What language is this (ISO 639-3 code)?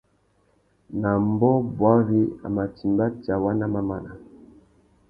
bag